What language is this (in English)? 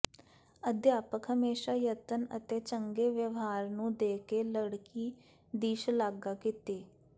Punjabi